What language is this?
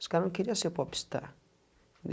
Portuguese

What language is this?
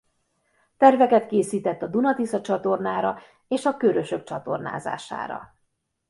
Hungarian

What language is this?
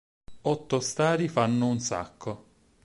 Italian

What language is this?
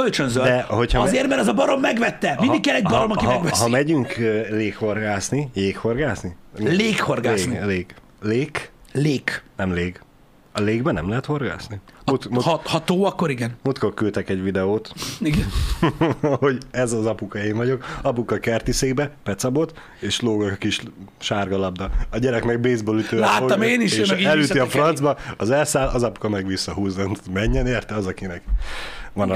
Hungarian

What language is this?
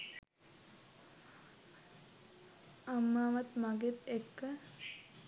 Sinhala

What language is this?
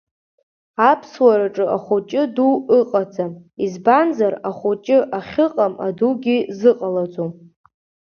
Abkhazian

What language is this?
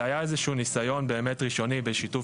Hebrew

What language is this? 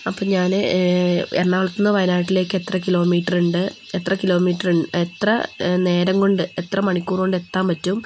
Malayalam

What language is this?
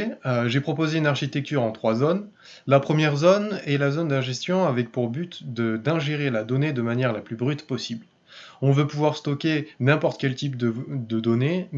French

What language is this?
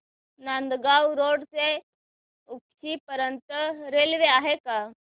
Marathi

